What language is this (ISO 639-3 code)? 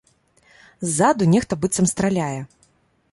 bel